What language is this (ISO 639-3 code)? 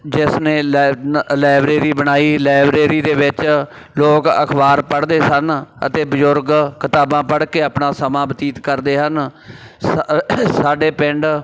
pan